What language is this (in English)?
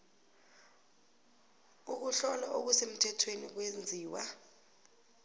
South Ndebele